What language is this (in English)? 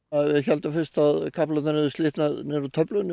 Icelandic